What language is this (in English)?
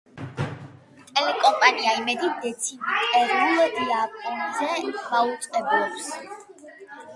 Georgian